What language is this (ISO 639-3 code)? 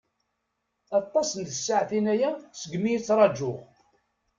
kab